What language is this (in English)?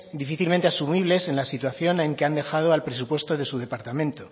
Spanish